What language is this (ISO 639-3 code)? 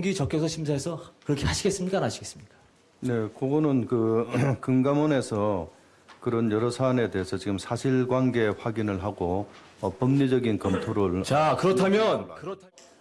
kor